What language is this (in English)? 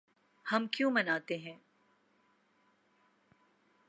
Urdu